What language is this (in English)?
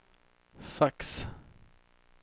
Swedish